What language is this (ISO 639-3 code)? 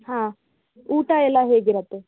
kan